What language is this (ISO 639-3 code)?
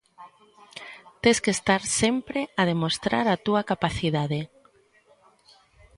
glg